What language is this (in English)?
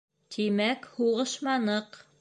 Bashkir